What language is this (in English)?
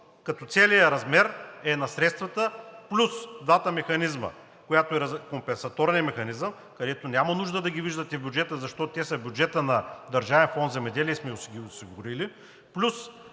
Bulgarian